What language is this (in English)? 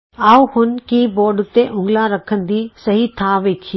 Punjabi